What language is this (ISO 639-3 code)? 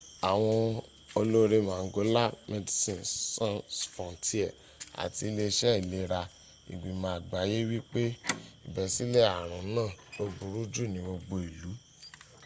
yor